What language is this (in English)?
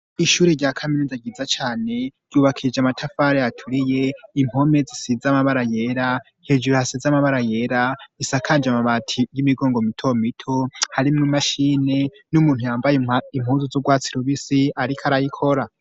Rundi